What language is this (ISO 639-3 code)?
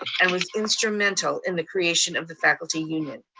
eng